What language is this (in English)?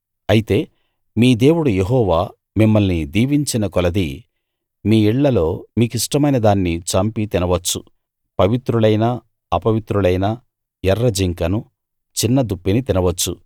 Telugu